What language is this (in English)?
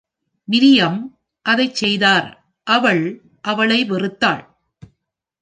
Tamil